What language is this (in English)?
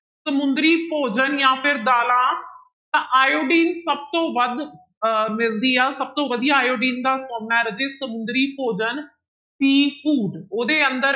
Punjabi